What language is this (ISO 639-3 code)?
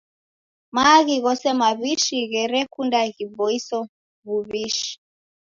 dav